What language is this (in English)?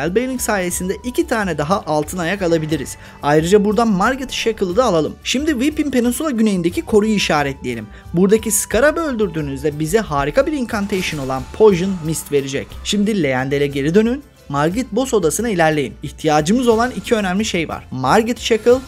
Turkish